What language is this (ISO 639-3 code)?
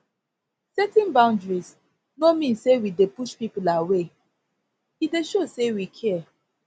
pcm